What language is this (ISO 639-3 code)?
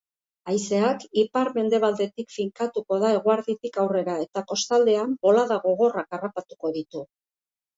eus